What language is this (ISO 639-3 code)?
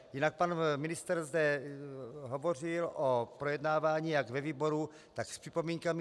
ces